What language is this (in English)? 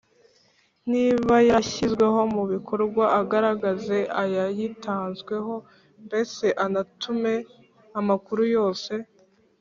Kinyarwanda